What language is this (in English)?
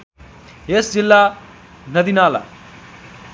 Nepali